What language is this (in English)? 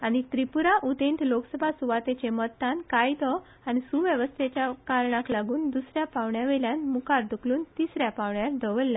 Konkani